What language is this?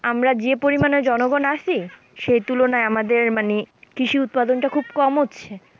Bangla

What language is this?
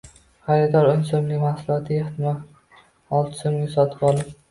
Uzbek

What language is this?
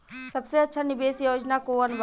Bhojpuri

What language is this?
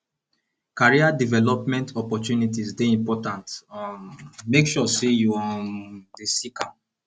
Nigerian Pidgin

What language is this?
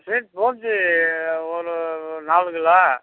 Tamil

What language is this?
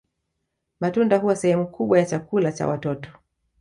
Swahili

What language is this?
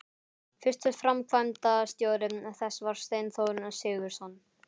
Icelandic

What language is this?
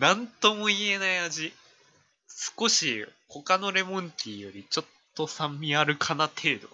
Japanese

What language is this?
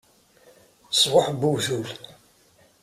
Kabyle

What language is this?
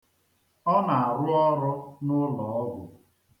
Igbo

